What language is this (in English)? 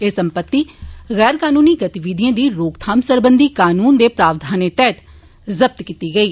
Dogri